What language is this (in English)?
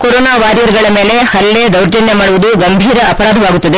Kannada